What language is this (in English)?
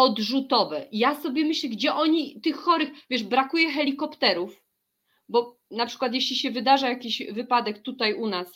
Polish